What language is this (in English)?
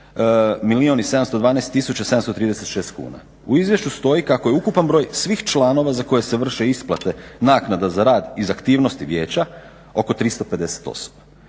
Croatian